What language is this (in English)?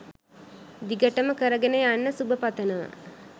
Sinhala